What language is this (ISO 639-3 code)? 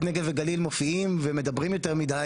heb